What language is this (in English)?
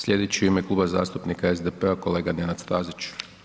Croatian